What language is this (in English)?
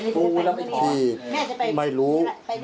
Thai